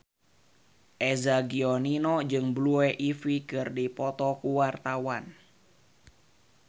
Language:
Sundanese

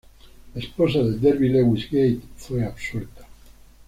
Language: Spanish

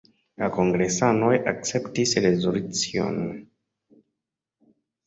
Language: Esperanto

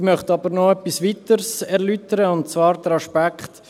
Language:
Swiss German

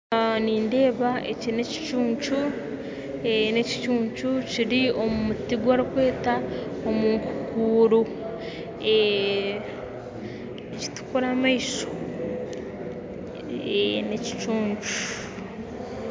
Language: Nyankole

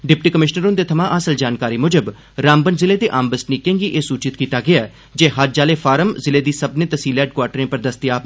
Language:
Dogri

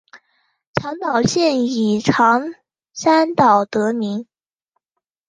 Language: Chinese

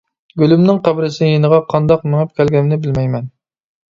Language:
Uyghur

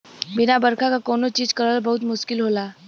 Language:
Bhojpuri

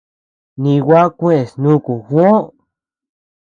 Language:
Tepeuxila Cuicatec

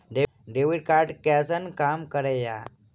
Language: Maithili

